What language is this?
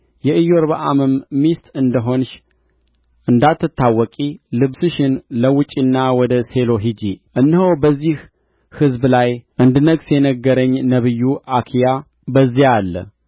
Amharic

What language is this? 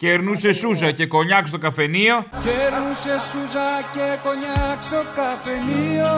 Greek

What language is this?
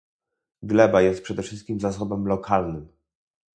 Polish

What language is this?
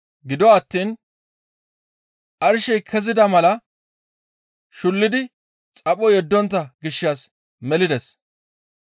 Gamo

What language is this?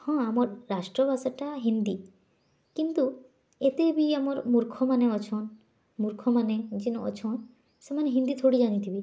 Odia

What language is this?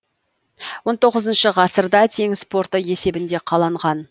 Kazakh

